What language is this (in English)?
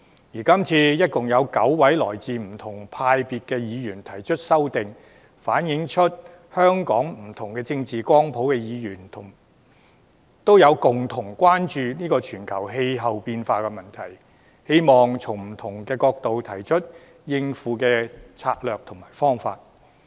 Cantonese